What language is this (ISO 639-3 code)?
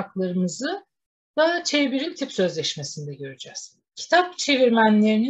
tur